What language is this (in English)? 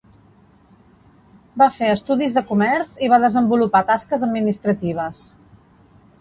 Catalan